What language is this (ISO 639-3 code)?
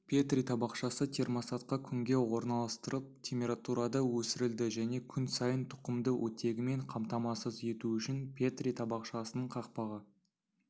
kaz